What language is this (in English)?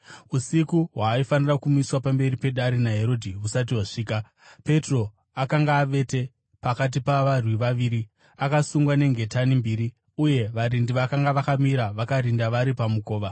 Shona